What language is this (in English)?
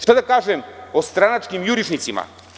Serbian